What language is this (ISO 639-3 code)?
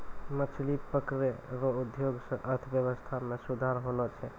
mai